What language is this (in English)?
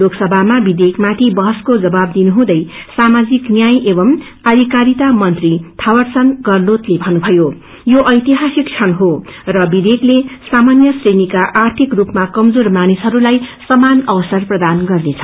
Nepali